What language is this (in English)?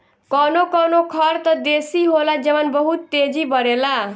Bhojpuri